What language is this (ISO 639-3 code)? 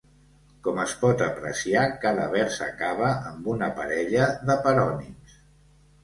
cat